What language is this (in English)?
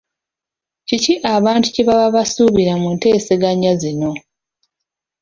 Ganda